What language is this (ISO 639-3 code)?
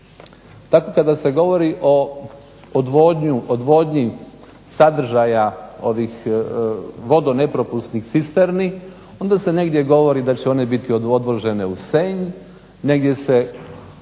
hrv